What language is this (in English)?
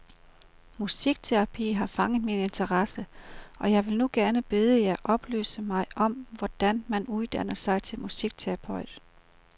Danish